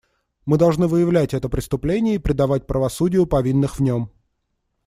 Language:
Russian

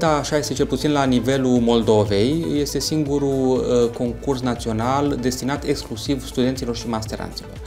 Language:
Romanian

